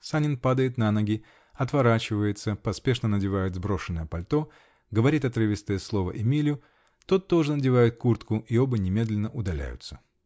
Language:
Russian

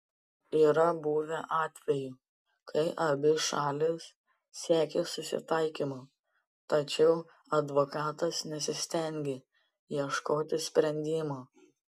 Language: Lithuanian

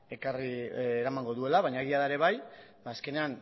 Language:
Basque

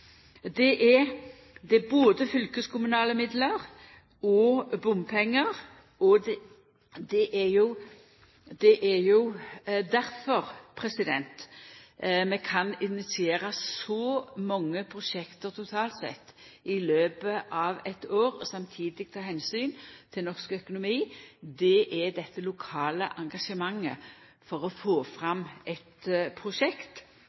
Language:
Norwegian Nynorsk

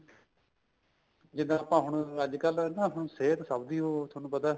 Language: Punjabi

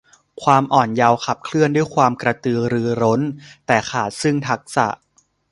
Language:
Thai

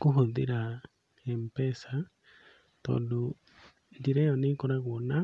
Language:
Kikuyu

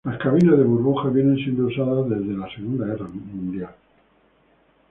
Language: Spanish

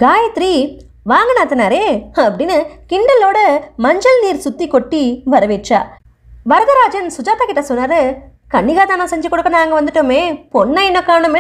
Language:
Indonesian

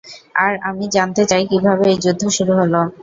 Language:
Bangla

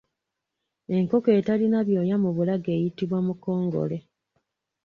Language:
Ganda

